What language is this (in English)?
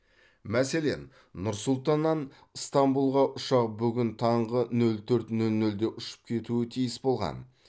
Kazakh